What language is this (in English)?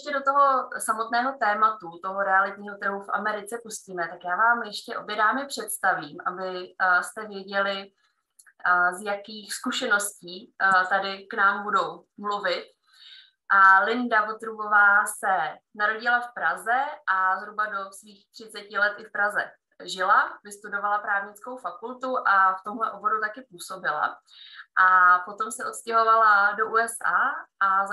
Czech